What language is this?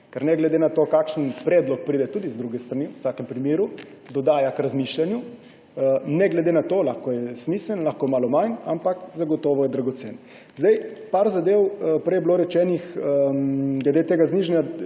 Slovenian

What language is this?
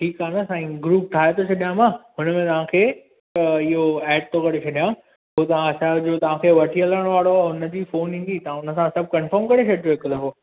Sindhi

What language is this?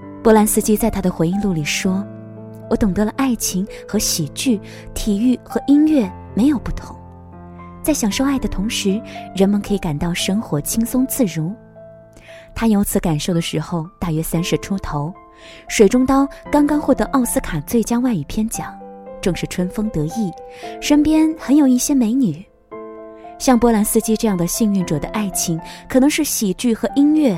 Chinese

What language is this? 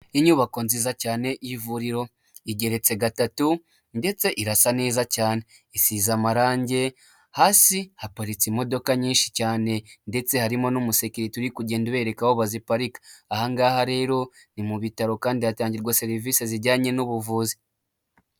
Kinyarwanda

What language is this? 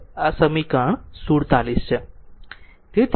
Gujarati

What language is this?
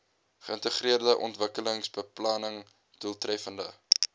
Afrikaans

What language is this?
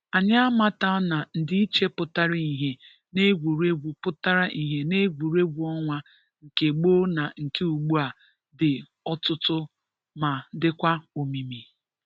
Igbo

